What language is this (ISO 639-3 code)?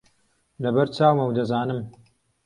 ckb